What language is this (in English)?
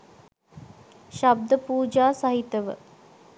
Sinhala